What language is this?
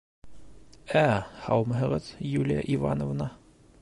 Bashkir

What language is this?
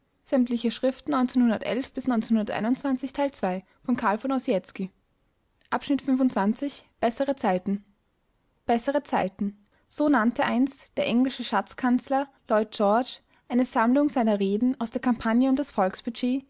German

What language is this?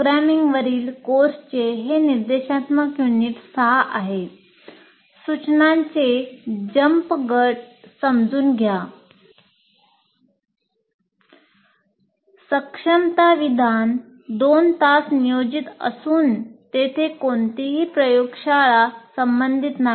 Marathi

